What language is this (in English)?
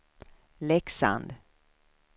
Swedish